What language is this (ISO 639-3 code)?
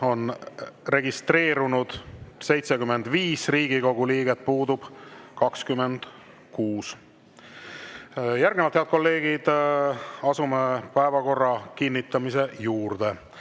est